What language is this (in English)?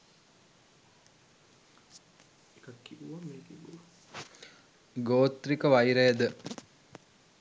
Sinhala